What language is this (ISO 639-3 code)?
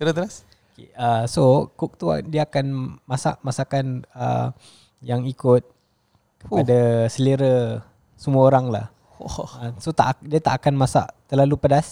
msa